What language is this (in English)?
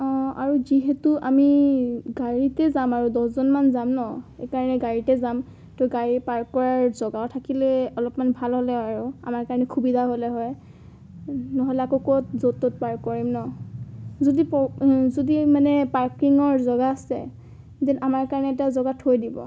Assamese